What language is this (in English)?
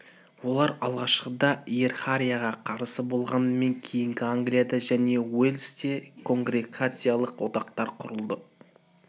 Kazakh